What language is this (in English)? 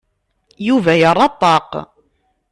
Kabyle